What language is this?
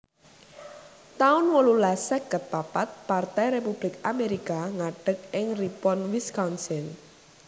Javanese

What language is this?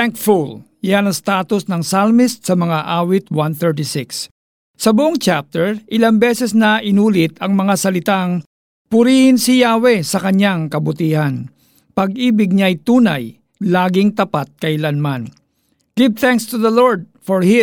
Filipino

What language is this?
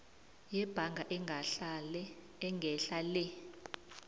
South Ndebele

